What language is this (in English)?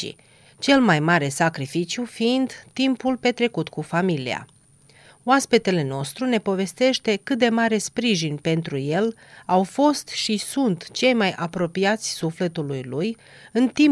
Romanian